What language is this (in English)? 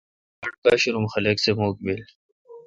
Kalkoti